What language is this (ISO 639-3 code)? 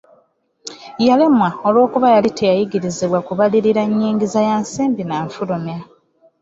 lug